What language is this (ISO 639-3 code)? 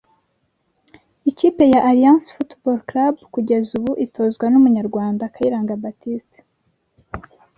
kin